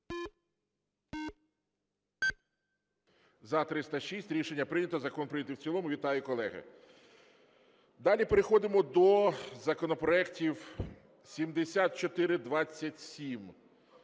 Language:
Ukrainian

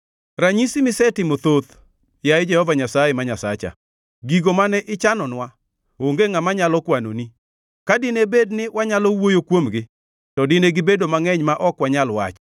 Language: Luo (Kenya and Tanzania)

